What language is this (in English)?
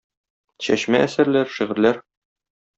Tatar